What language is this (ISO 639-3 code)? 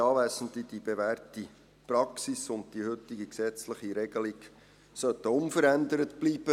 gsw